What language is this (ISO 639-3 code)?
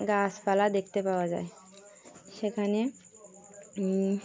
ben